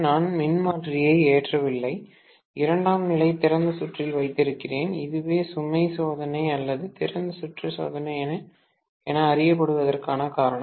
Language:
Tamil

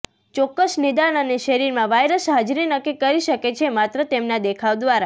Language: Gujarati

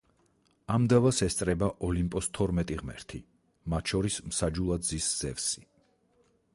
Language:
Georgian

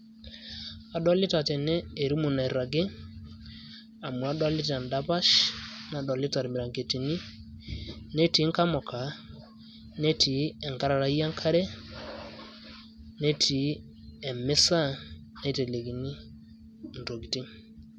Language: Masai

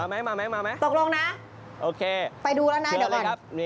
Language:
Thai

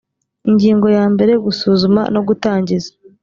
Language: Kinyarwanda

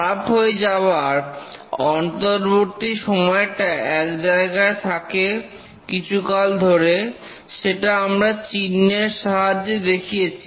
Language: Bangla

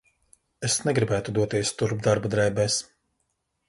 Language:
Latvian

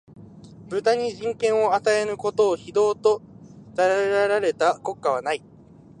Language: Japanese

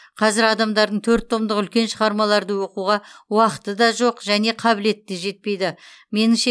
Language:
Kazakh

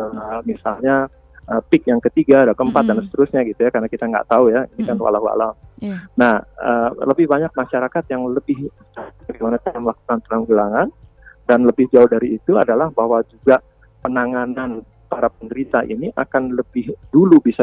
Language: Indonesian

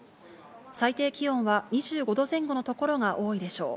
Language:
Japanese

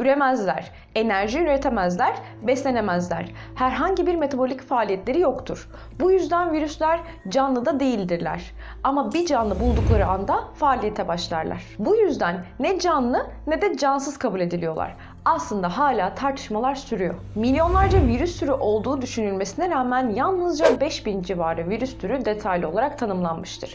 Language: Turkish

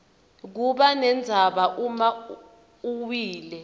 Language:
Swati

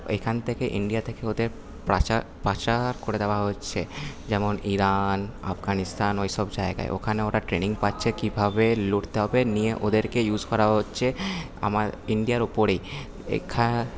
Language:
Bangla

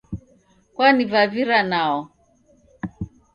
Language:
Taita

